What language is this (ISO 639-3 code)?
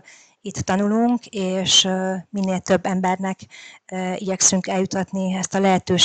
hun